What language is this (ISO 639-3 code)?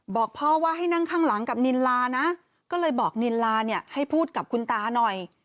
tha